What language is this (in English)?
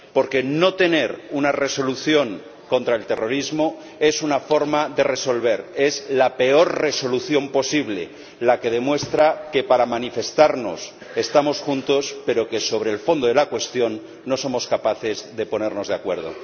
Spanish